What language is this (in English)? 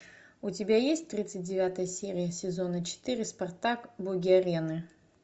Russian